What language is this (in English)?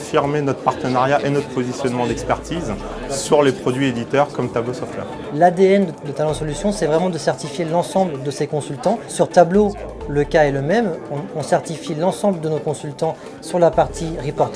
French